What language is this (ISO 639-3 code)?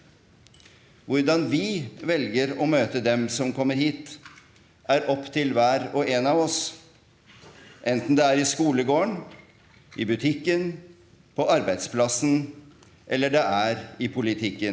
nor